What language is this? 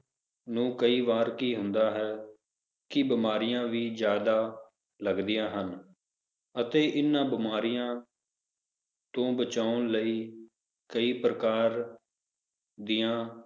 Punjabi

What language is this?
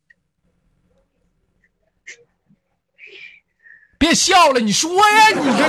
Chinese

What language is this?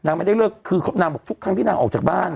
Thai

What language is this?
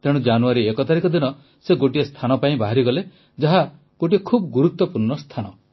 Odia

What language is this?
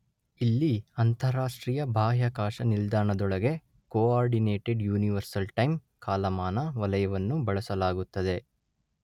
Kannada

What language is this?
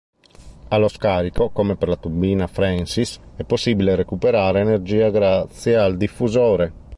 Italian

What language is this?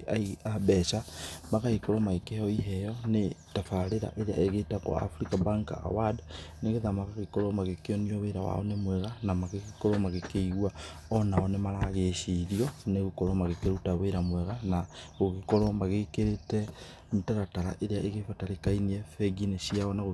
Kikuyu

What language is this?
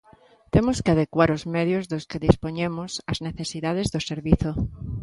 Galician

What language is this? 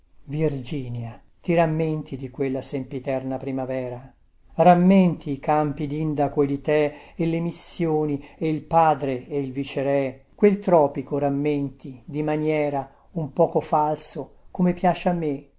Italian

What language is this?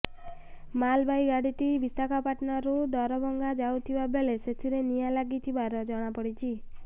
Odia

